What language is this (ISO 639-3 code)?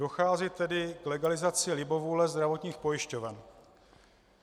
ces